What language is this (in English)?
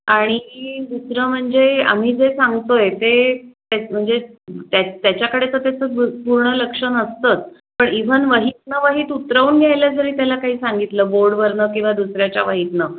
Marathi